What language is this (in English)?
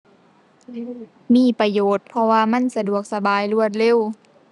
Thai